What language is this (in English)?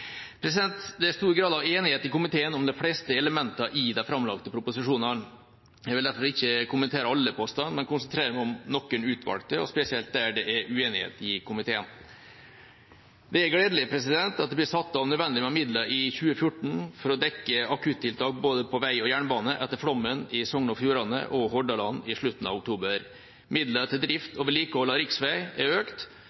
Norwegian Bokmål